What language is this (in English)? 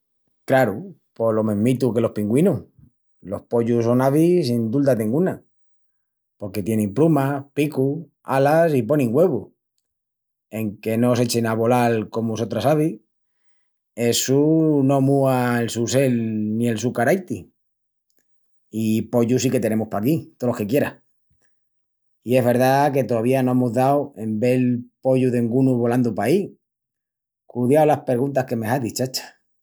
Extremaduran